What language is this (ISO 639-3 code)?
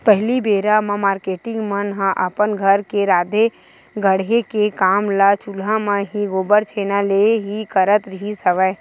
hne